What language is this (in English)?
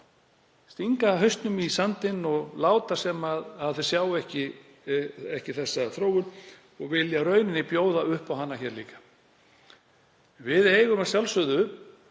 Icelandic